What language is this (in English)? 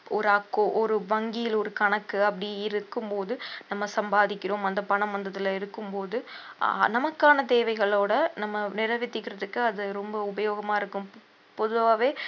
Tamil